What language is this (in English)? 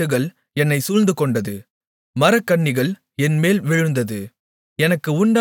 Tamil